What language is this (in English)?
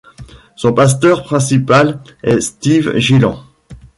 French